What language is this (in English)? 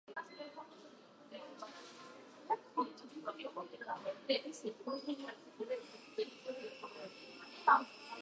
Japanese